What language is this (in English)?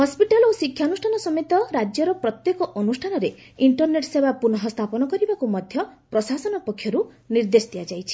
Odia